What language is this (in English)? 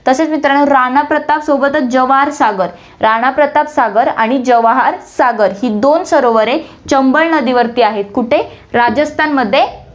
Marathi